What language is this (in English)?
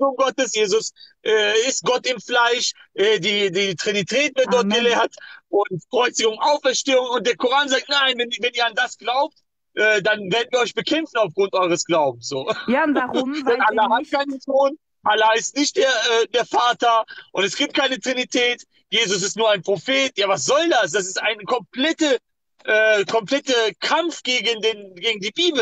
German